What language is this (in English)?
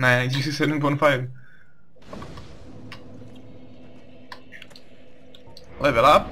Czech